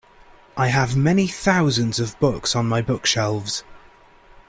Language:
English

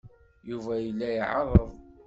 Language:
Kabyle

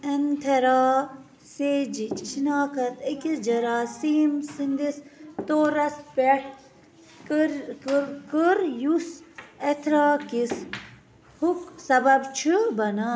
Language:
Kashmiri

